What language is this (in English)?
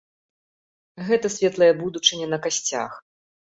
Belarusian